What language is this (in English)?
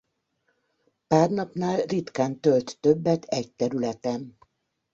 Hungarian